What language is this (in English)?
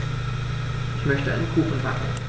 German